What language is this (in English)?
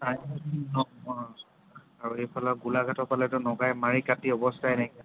Assamese